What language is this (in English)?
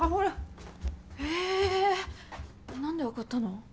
Japanese